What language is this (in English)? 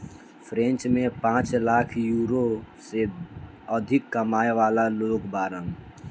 Bhojpuri